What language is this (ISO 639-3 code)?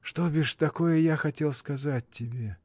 rus